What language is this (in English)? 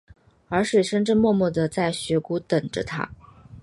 Chinese